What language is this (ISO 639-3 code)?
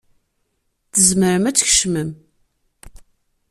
kab